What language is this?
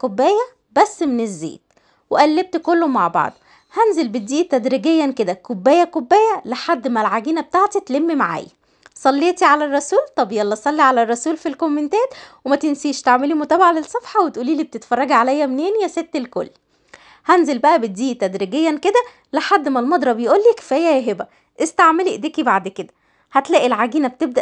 Arabic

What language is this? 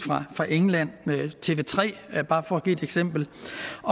Danish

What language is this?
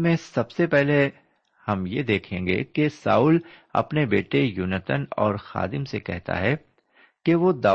Urdu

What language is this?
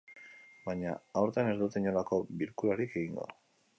Basque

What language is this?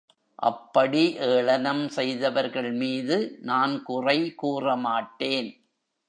Tamil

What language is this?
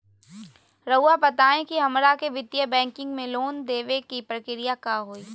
Magahi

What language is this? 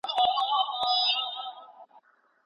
Pashto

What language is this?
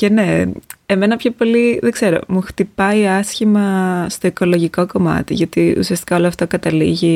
Greek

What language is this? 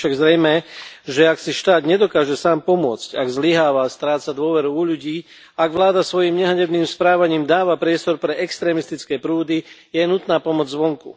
Slovak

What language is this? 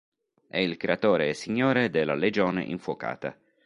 Italian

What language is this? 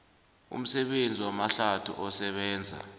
South Ndebele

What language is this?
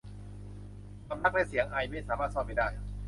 Thai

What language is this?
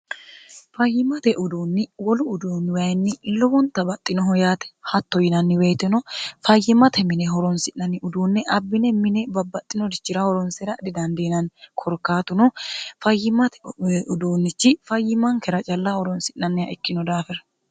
Sidamo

